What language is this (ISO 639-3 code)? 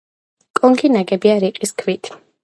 kat